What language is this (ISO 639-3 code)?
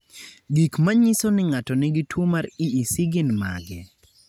luo